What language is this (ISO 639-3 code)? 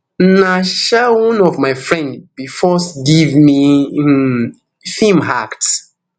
pcm